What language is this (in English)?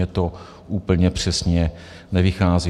Czech